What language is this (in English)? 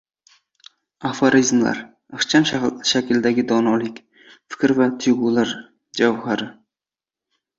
Uzbek